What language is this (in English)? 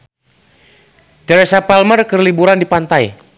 Sundanese